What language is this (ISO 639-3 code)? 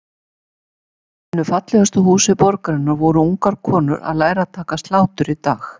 isl